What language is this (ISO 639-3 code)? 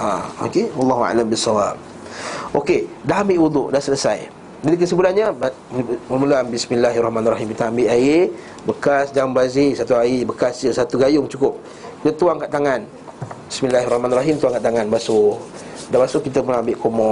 msa